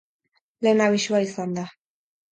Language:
Basque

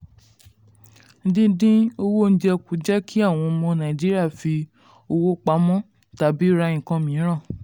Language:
Yoruba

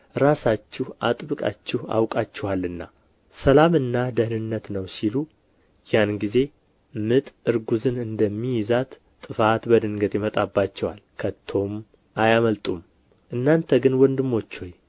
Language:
Amharic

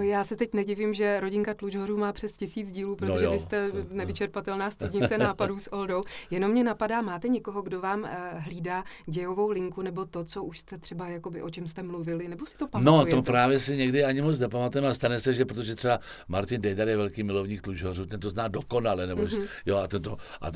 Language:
Czech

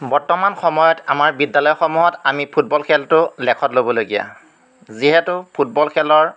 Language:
Assamese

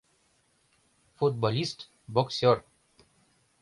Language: Mari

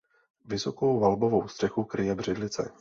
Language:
Czech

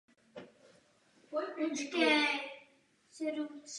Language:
Czech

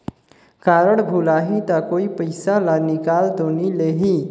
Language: Chhattisgarhi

